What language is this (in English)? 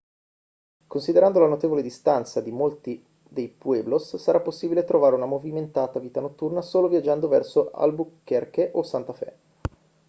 Italian